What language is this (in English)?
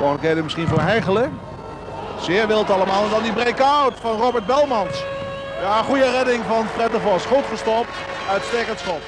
Dutch